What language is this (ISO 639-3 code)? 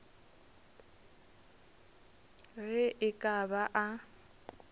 nso